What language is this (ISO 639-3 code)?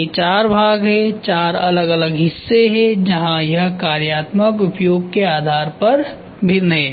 hin